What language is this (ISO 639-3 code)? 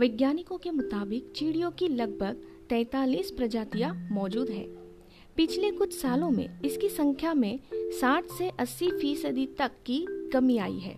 hin